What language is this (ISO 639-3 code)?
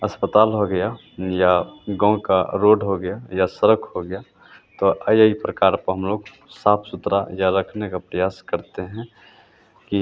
hin